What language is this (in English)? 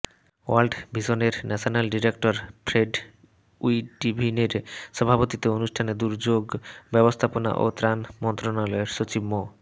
Bangla